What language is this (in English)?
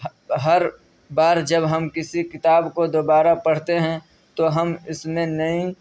Urdu